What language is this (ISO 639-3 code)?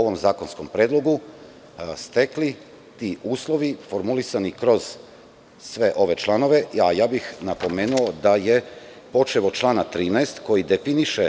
srp